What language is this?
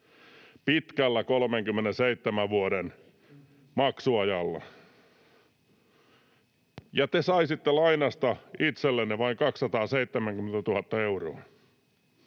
Finnish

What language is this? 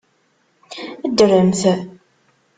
Kabyle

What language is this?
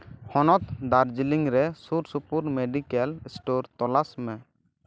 Santali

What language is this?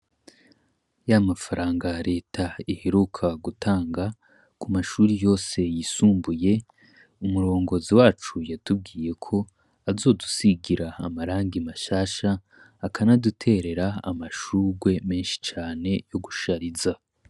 Rundi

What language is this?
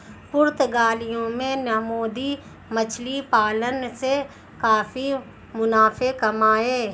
Hindi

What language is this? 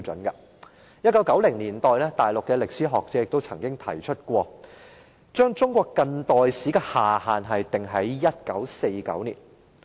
Cantonese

